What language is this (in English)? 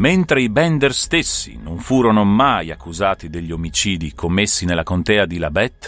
Italian